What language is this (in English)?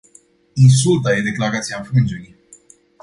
Romanian